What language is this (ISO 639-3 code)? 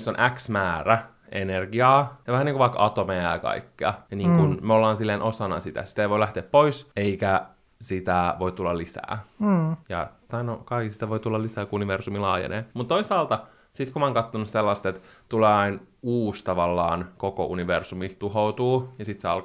fin